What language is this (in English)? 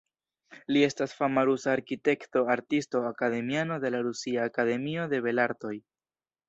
Esperanto